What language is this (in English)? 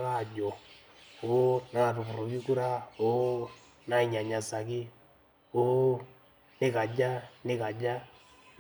Masai